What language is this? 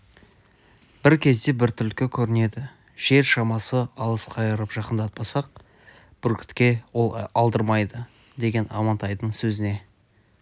Kazakh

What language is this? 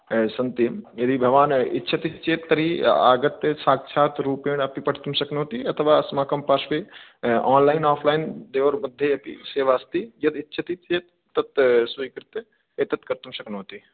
Sanskrit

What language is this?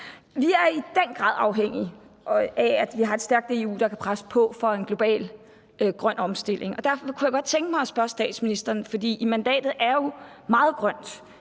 Danish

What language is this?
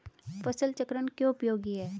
Hindi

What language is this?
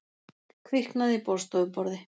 Icelandic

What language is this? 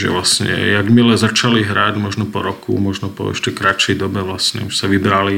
Slovak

